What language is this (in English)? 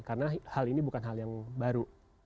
Indonesian